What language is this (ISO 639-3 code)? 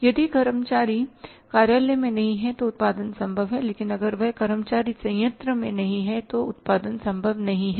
hin